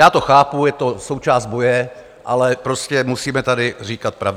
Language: Czech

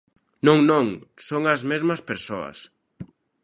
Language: Galician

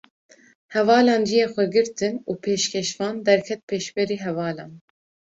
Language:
Kurdish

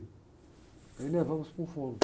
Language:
Portuguese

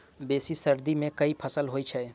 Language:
Maithili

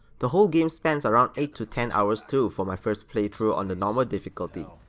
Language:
English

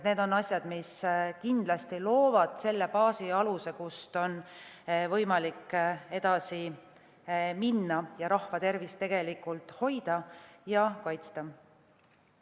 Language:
Estonian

